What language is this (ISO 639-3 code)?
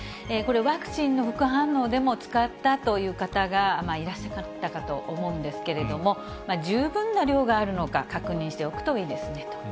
jpn